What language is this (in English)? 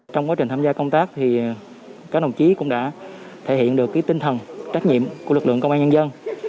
Vietnamese